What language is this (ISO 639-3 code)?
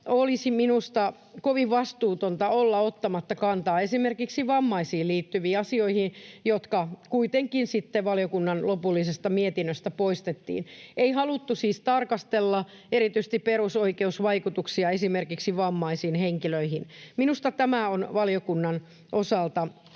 fin